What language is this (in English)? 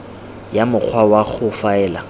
Tswana